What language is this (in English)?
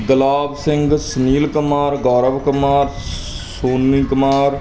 Punjabi